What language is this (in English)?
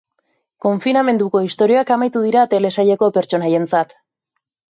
Basque